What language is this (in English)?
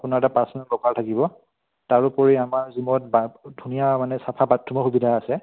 Assamese